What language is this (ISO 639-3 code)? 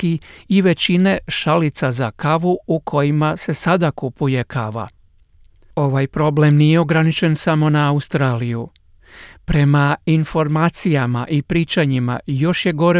hrv